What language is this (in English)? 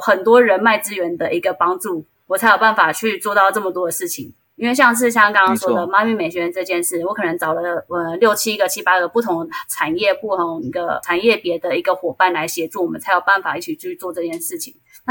Chinese